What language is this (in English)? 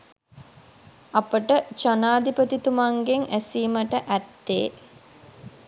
Sinhala